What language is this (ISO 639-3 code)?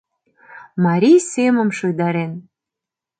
chm